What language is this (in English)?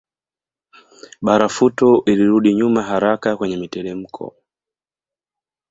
Swahili